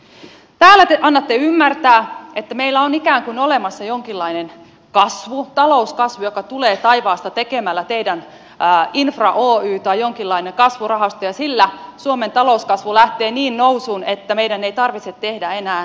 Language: Finnish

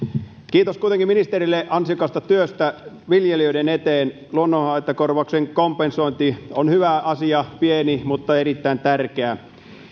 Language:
Finnish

